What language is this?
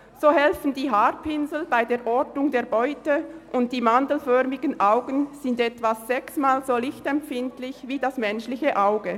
Swiss German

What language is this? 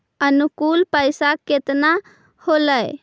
Magahi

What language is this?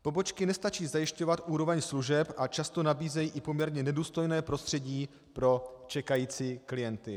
Czech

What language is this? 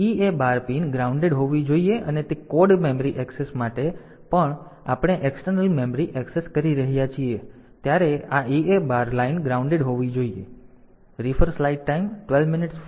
Gujarati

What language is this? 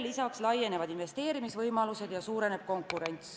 Estonian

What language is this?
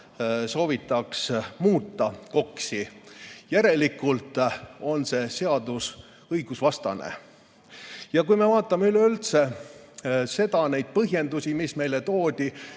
Estonian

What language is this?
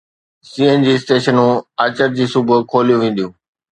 Sindhi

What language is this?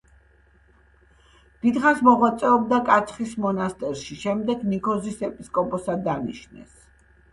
Georgian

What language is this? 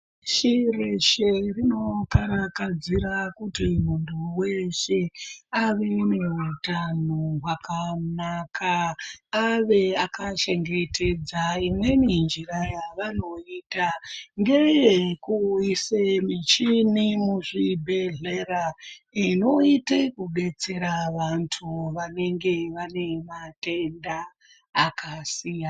Ndau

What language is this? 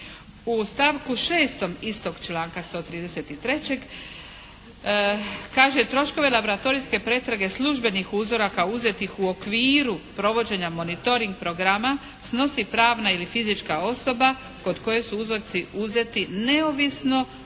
Croatian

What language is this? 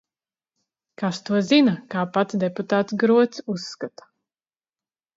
Latvian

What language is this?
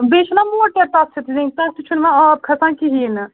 Kashmiri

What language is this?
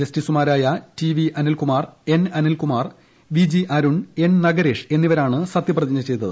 Malayalam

